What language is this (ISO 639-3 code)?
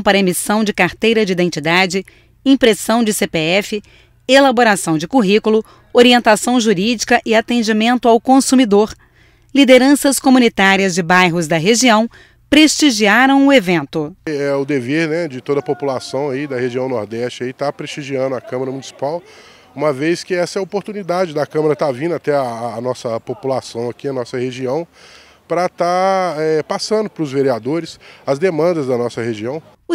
por